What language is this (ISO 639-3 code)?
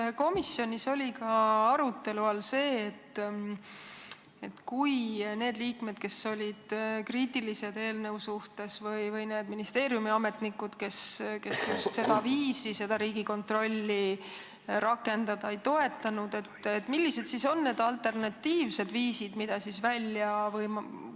est